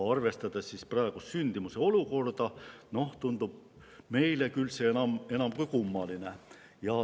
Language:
Estonian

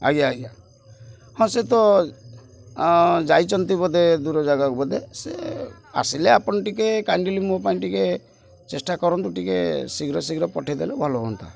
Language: Odia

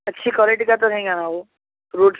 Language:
Urdu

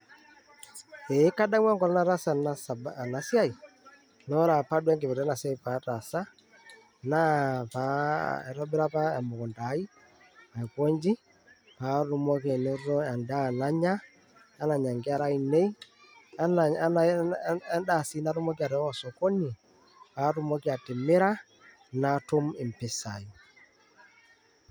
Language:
Masai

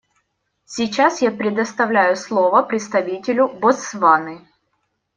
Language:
Russian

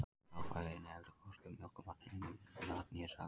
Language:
Icelandic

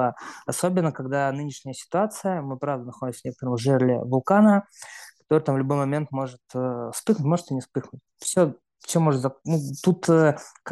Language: Russian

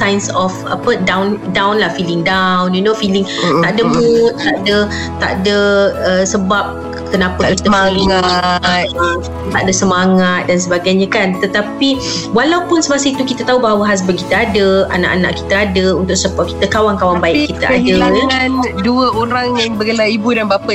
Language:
Malay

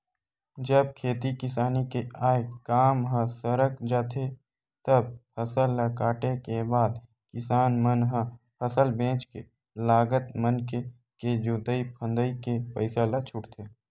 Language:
Chhattisgarhi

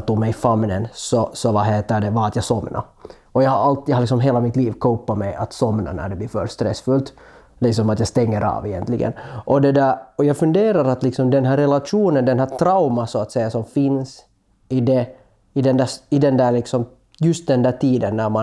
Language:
Swedish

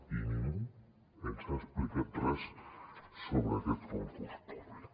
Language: Catalan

